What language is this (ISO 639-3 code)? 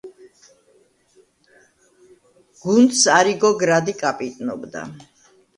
kat